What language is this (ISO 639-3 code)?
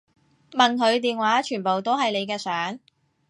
yue